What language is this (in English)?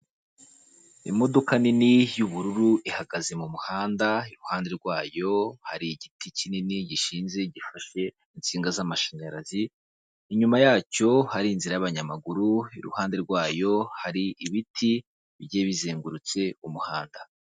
Kinyarwanda